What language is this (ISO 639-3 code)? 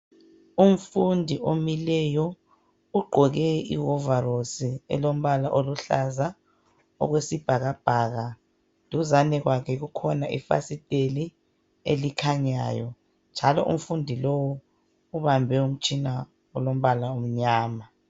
nde